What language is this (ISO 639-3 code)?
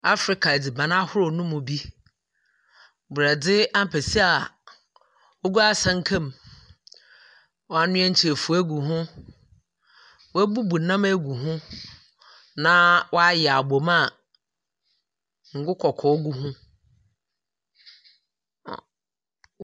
aka